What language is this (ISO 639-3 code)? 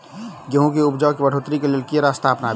mai